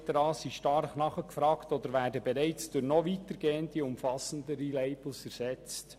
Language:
Swiss German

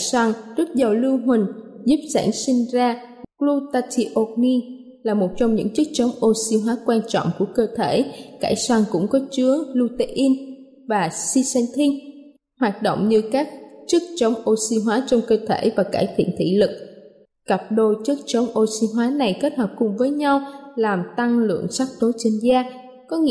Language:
Vietnamese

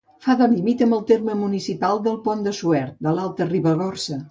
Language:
Catalan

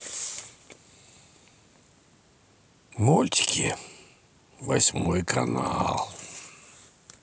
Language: Russian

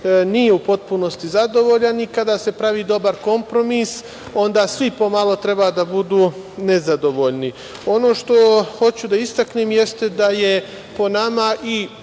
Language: Serbian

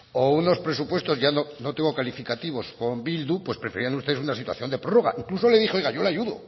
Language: Spanish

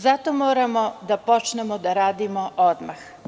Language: Serbian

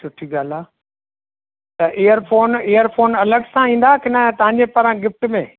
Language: Sindhi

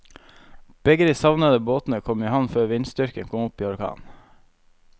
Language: Norwegian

